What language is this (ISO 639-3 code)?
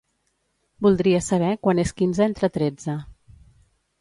cat